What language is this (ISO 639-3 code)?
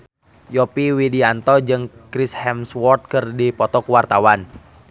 sun